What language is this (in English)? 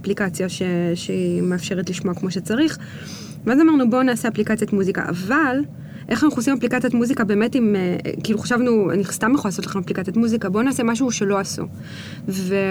Hebrew